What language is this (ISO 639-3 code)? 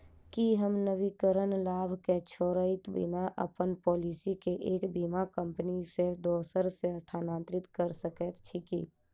mai